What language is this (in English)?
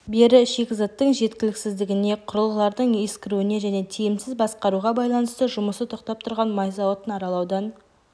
Kazakh